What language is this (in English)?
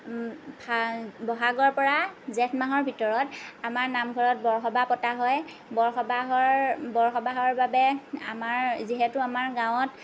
Assamese